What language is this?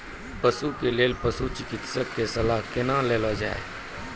Maithili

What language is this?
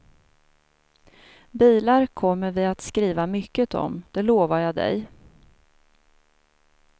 Swedish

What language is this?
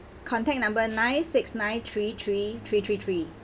English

